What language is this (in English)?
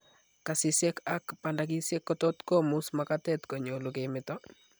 Kalenjin